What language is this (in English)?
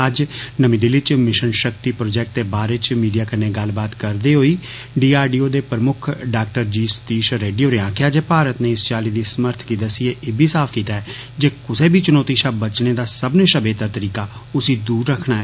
Dogri